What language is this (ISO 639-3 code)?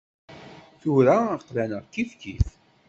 kab